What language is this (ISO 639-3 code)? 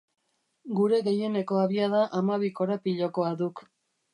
eus